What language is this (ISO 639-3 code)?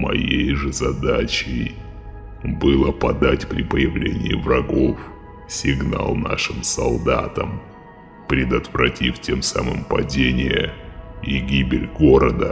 rus